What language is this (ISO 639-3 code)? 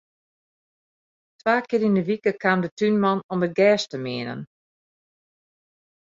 fry